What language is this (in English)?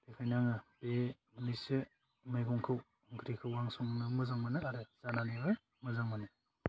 Bodo